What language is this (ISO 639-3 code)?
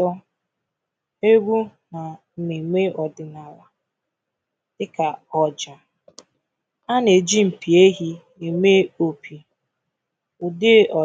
ibo